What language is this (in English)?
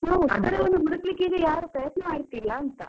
Kannada